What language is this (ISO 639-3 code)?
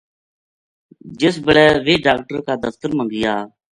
gju